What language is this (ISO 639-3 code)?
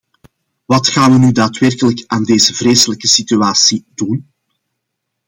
nld